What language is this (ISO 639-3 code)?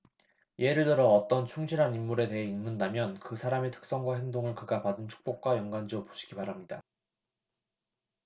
kor